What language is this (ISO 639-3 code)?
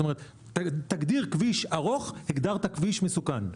heb